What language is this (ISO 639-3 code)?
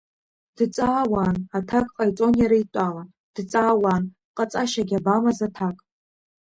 abk